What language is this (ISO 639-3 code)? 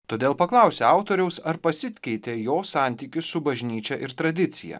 lit